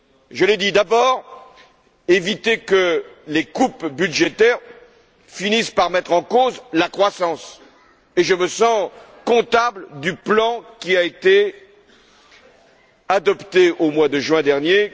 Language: French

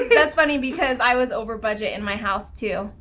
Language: English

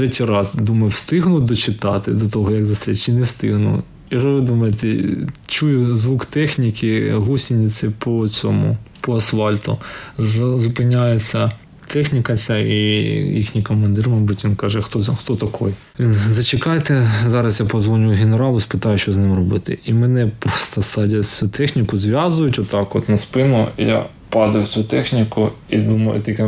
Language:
Ukrainian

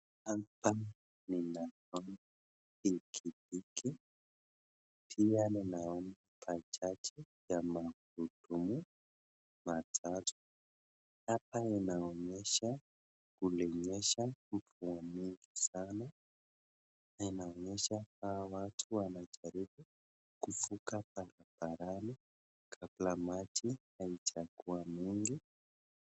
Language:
Swahili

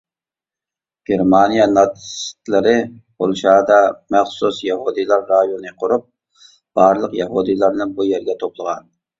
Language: Uyghur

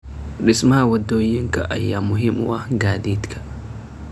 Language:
Somali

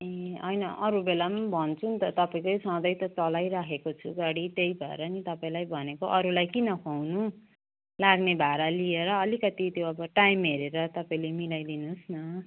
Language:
Nepali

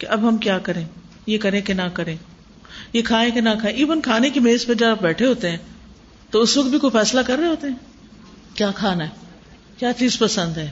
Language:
Urdu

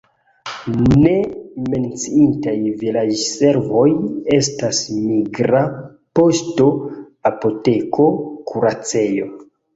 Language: Esperanto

